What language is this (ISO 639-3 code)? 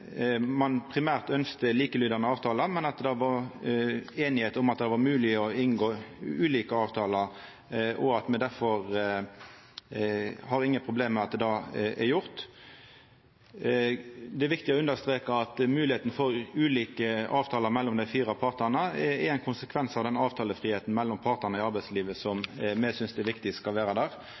nno